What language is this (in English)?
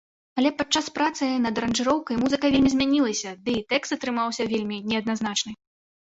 Belarusian